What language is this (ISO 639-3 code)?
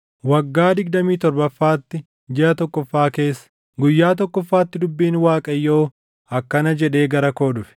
orm